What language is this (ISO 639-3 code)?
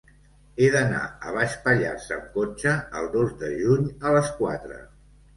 cat